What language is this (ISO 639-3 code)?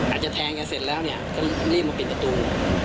tha